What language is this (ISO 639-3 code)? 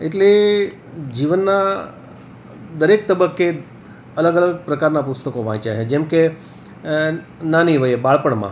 guj